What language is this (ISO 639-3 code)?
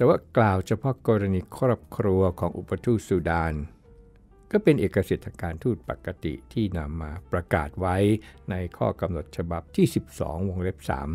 tha